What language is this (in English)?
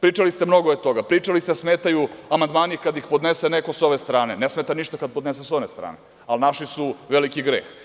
Serbian